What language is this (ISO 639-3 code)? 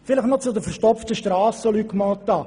gsw